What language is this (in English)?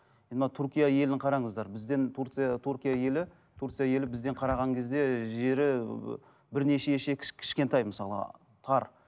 Kazakh